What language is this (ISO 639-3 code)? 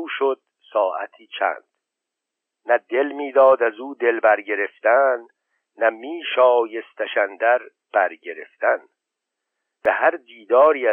fas